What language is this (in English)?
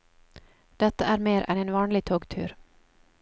Norwegian